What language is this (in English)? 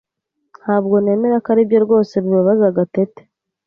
Kinyarwanda